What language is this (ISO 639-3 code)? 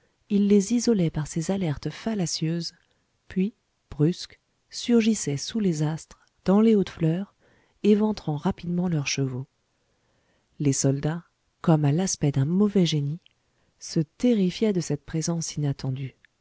fra